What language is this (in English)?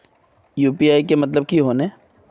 Magahi